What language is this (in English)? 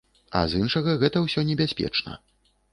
Belarusian